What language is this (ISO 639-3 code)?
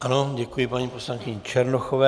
ces